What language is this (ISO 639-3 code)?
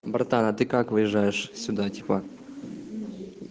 rus